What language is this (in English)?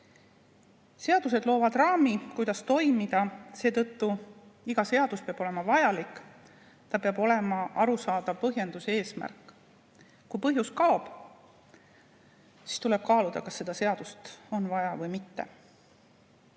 Estonian